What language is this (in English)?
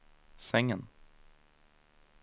Swedish